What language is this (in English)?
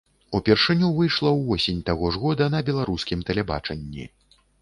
Belarusian